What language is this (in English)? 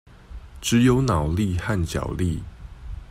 Chinese